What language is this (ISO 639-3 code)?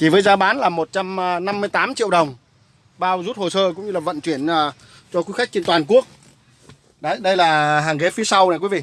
vie